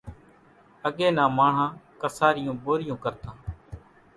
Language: Kachi Koli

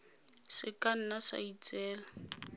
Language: Tswana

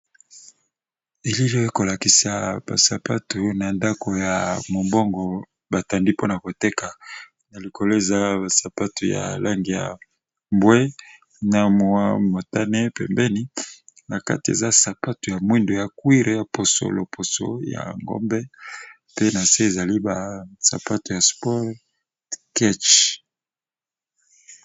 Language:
Lingala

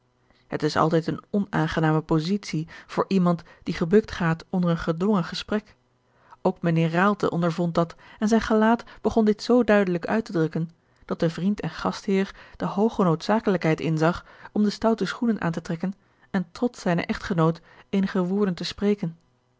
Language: Dutch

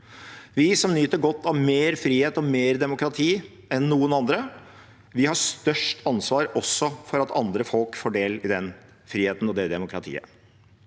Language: Norwegian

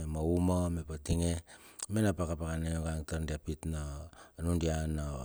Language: Bilur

